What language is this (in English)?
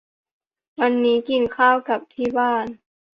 Thai